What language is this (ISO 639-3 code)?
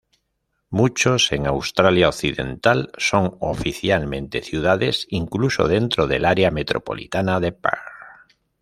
spa